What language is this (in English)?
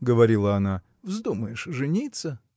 Russian